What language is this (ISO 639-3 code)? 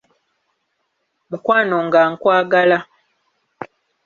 lug